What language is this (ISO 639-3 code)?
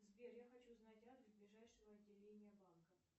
rus